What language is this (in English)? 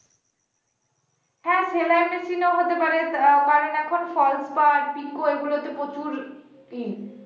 Bangla